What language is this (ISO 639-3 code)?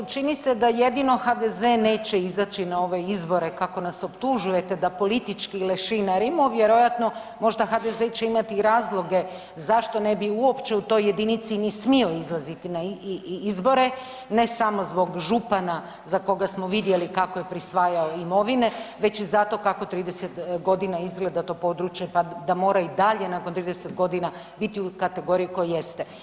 hrv